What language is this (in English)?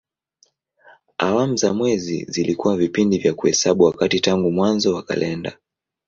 Swahili